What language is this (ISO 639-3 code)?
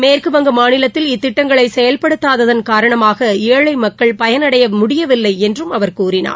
tam